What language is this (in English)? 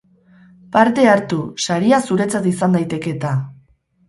Basque